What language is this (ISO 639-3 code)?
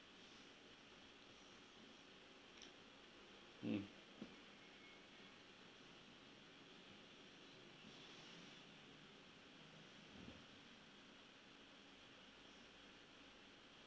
eng